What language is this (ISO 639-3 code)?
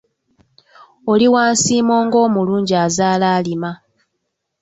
lug